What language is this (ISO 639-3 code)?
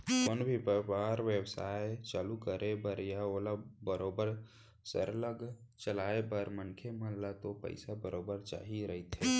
hne